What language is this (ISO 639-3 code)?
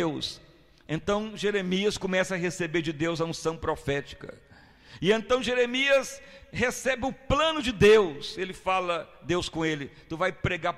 por